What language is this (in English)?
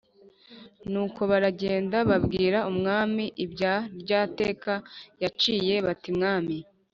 Kinyarwanda